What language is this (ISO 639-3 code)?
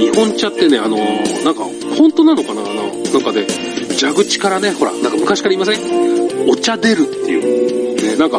jpn